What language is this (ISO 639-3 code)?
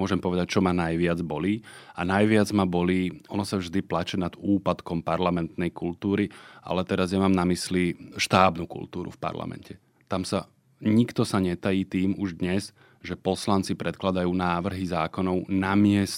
slk